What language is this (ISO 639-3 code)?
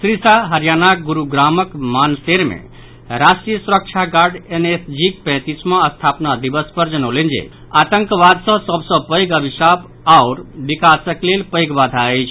mai